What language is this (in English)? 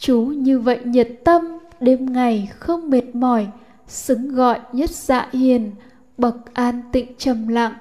Vietnamese